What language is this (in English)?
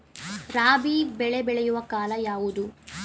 Kannada